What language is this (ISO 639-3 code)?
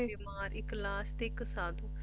pan